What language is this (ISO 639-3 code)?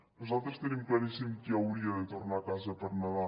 cat